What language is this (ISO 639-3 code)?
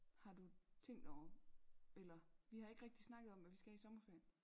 dan